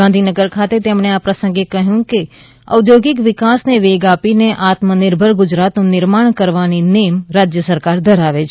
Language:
Gujarati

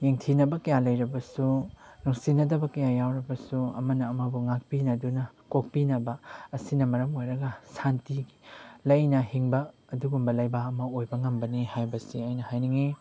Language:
Manipuri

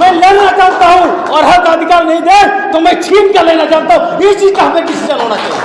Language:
Hindi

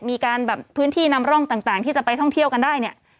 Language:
Thai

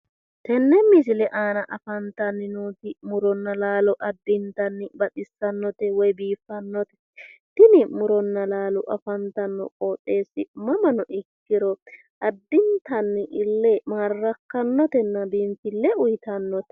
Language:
Sidamo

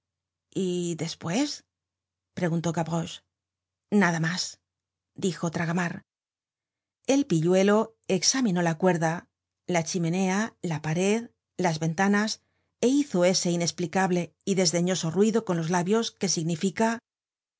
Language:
Spanish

